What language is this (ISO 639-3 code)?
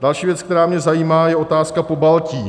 ces